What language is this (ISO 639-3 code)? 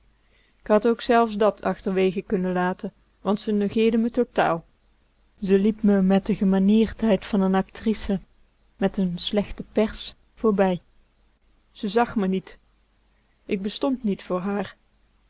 nld